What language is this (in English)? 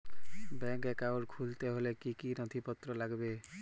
Bangla